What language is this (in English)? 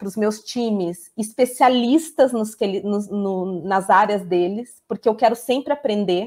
Portuguese